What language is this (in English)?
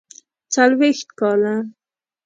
Pashto